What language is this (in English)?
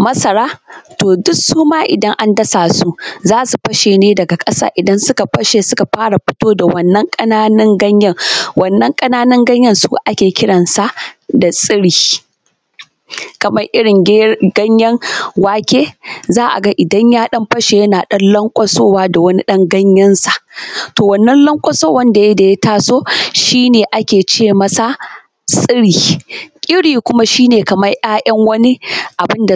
Hausa